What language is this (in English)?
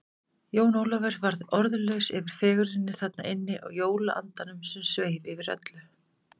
Icelandic